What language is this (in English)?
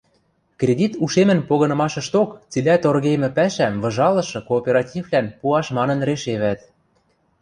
Western Mari